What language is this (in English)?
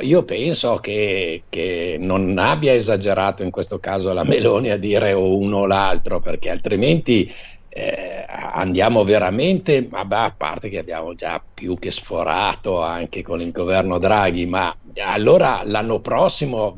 Italian